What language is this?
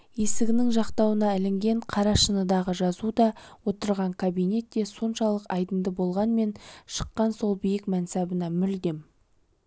Kazakh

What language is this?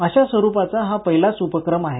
Marathi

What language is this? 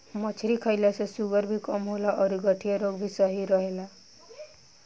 Bhojpuri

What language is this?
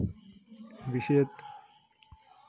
Malayalam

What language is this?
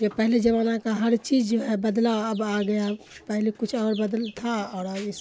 Urdu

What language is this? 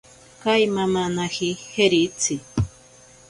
Ashéninka Perené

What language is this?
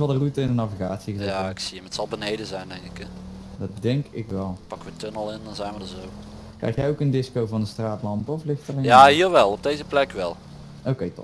Dutch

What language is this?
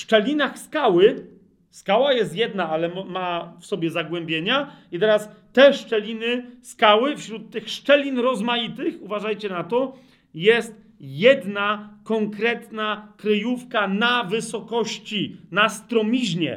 Polish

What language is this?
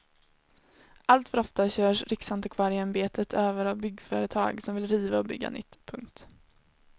Swedish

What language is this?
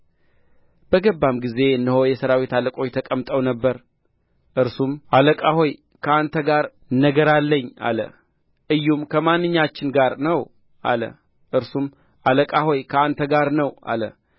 Amharic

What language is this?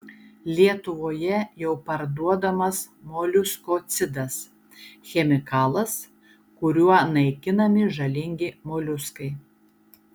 Lithuanian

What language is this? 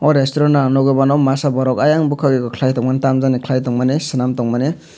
Kok Borok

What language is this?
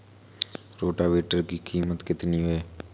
Hindi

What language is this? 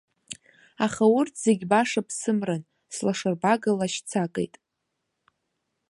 Abkhazian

